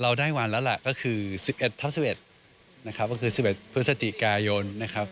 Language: Thai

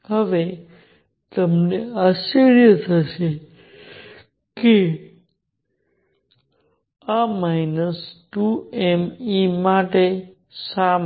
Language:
Gujarati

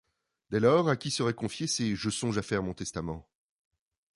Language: French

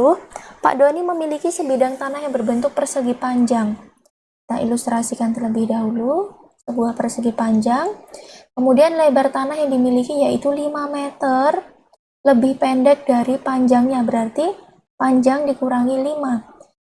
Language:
Indonesian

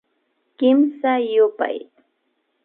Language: Imbabura Highland Quichua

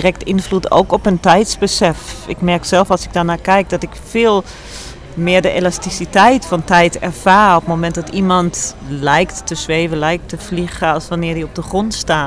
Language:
Dutch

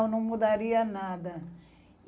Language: Portuguese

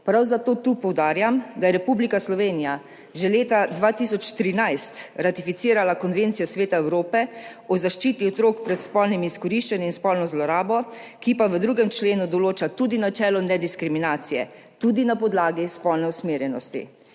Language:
Slovenian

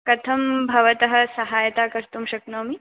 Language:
Sanskrit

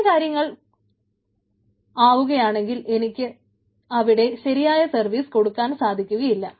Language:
Malayalam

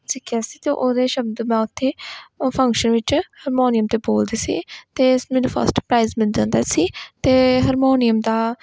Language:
Punjabi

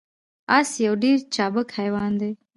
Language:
Pashto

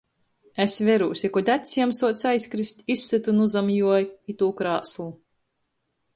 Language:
Latgalian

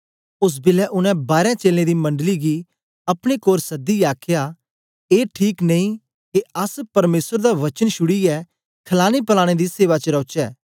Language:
Dogri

